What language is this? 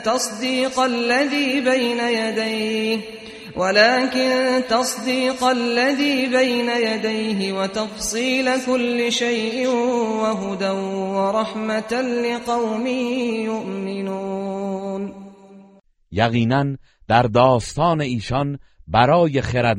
Persian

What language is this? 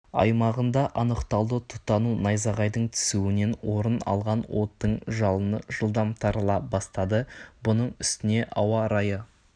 Kazakh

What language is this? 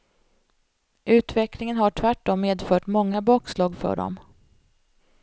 Swedish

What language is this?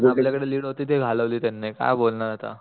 Marathi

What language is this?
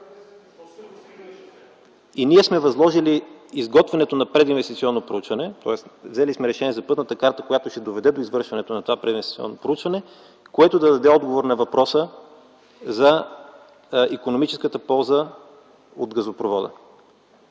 Bulgarian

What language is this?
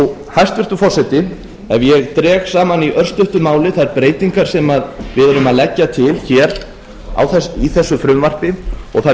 Icelandic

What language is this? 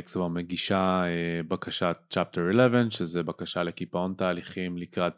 Hebrew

